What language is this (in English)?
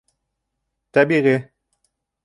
Bashkir